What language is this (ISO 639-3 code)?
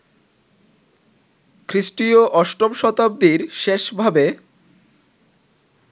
ben